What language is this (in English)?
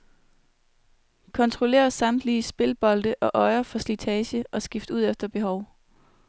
Danish